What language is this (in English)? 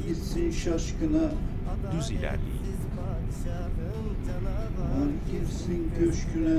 Turkish